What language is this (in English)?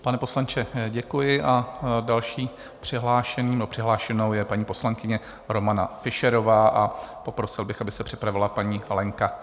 Czech